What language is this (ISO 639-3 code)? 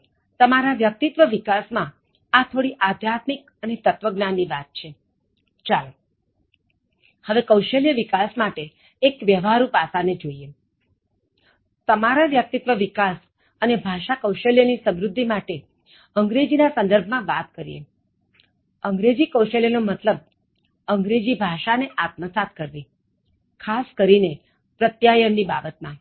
guj